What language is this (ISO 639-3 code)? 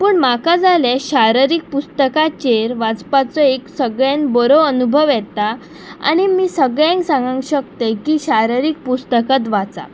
kok